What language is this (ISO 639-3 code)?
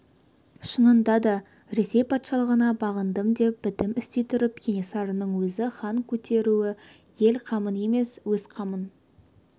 kaz